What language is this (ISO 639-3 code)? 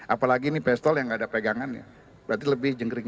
ind